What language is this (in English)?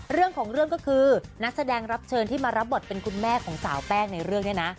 Thai